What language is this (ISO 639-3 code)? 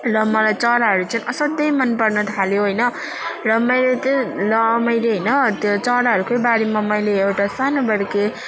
nep